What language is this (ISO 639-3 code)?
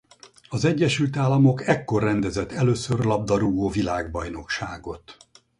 hun